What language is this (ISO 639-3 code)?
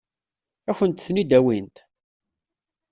kab